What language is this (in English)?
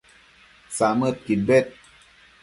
Matsés